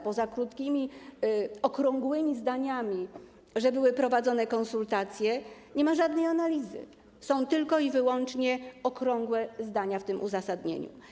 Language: Polish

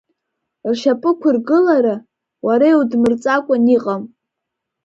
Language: Abkhazian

